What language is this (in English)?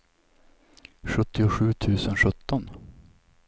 Swedish